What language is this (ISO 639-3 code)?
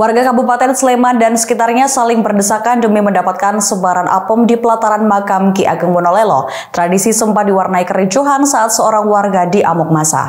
ind